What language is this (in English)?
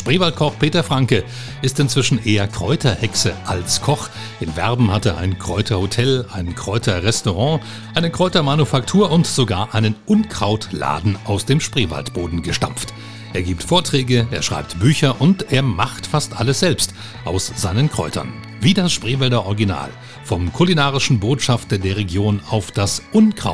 German